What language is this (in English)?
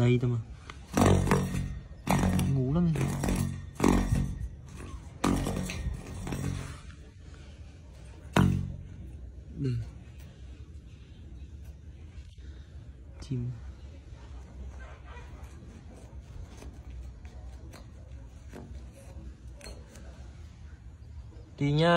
Vietnamese